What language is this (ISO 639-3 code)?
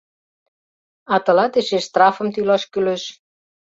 chm